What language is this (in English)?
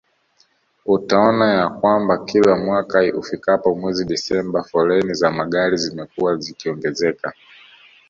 Swahili